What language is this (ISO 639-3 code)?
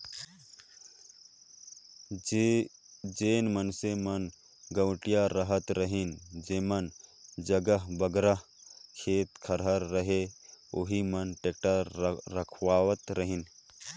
hne